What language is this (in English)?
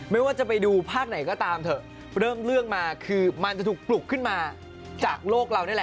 Thai